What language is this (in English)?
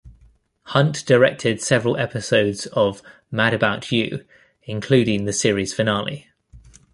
English